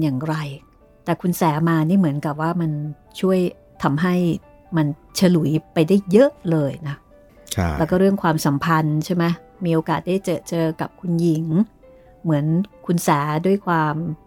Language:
Thai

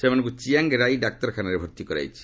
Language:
Odia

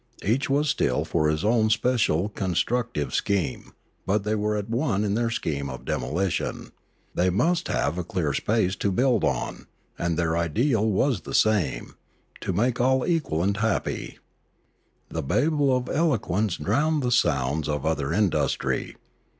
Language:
English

